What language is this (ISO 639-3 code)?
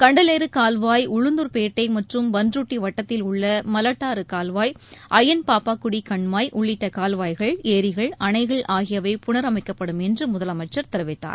tam